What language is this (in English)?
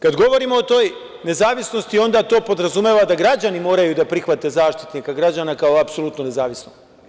Serbian